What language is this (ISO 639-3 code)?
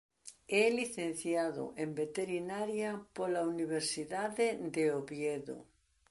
glg